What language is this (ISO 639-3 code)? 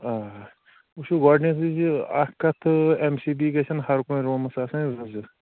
kas